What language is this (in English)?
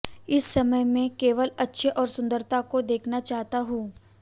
Hindi